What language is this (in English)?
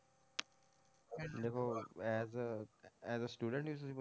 Punjabi